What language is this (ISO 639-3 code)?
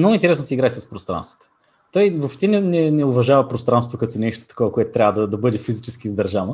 bul